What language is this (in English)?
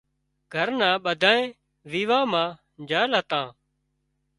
Wadiyara Koli